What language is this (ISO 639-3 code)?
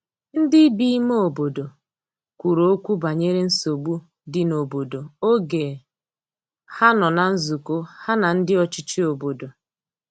ibo